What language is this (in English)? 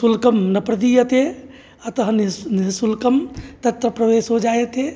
Sanskrit